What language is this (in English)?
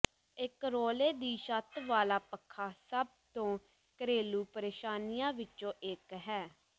Punjabi